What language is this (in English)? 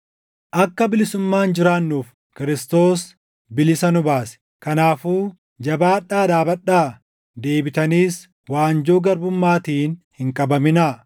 Oromo